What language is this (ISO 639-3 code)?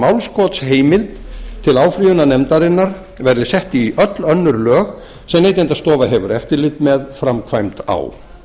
isl